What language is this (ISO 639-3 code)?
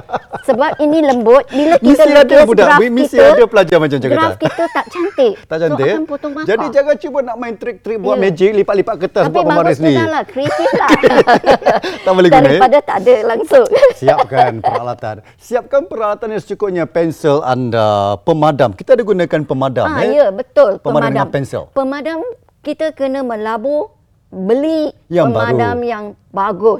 msa